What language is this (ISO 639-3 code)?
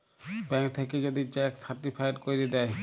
ben